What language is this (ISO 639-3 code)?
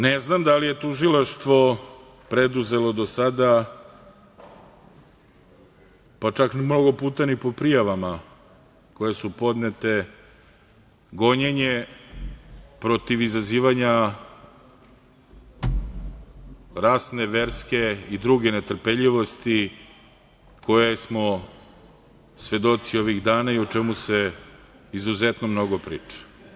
srp